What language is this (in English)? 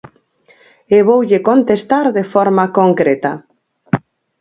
Galician